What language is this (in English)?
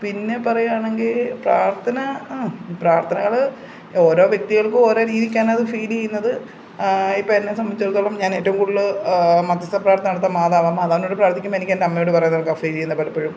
Malayalam